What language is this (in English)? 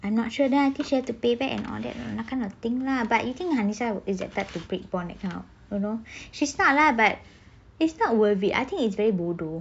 English